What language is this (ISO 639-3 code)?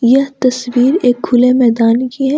hin